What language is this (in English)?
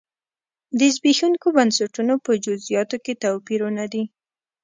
Pashto